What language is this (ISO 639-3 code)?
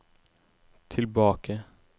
nor